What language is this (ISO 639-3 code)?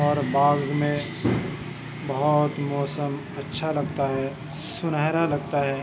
urd